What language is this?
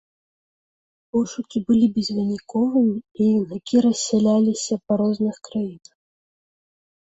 Belarusian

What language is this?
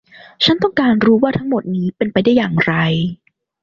Thai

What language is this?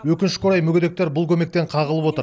Kazakh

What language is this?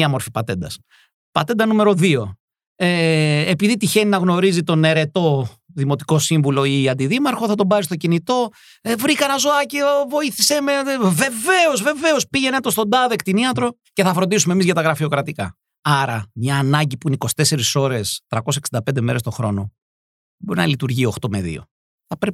Greek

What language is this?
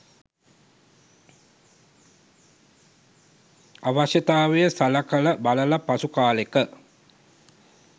Sinhala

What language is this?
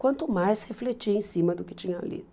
Portuguese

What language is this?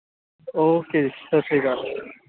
Punjabi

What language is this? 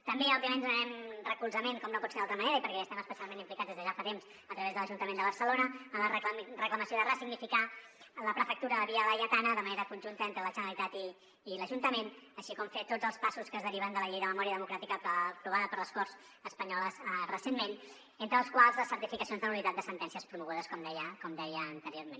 Catalan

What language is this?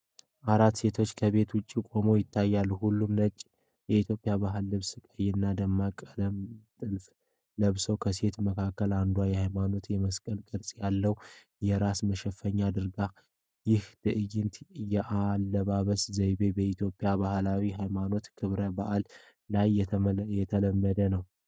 Amharic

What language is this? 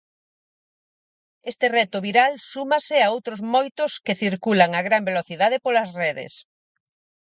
Galician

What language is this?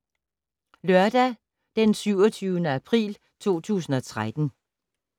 Danish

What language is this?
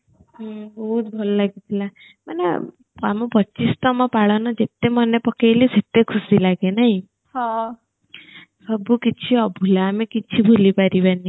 Odia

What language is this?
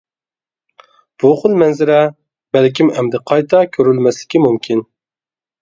Uyghur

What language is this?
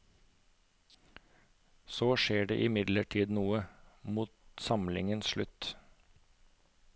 Norwegian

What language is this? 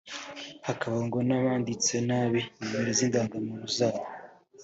Kinyarwanda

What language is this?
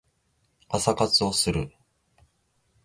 Japanese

